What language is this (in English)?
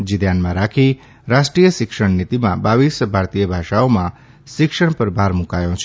Gujarati